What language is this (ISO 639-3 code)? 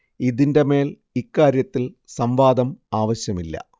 mal